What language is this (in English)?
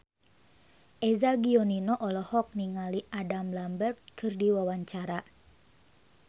Sundanese